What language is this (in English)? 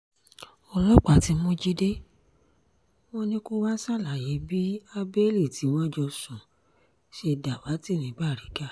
Yoruba